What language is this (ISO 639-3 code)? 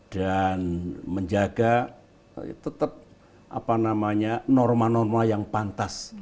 ind